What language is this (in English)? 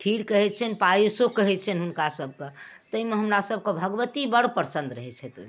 Maithili